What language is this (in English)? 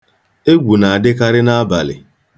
Igbo